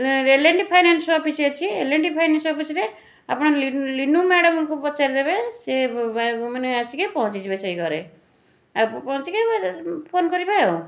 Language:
Odia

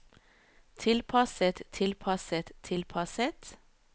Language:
Norwegian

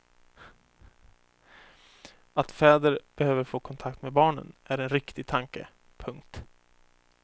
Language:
Swedish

